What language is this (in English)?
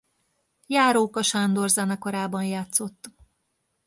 Hungarian